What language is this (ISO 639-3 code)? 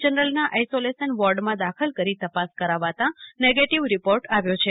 guj